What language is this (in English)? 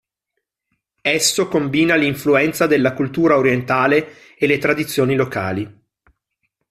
Italian